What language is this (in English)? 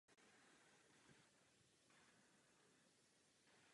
Czech